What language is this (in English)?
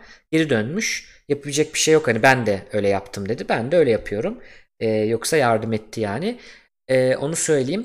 Turkish